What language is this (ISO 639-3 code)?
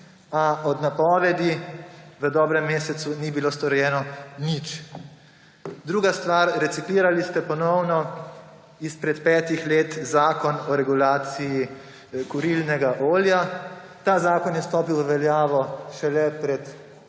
slv